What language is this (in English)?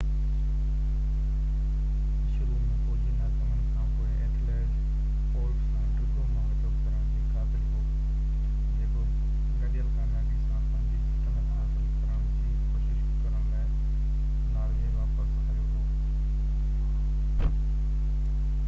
Sindhi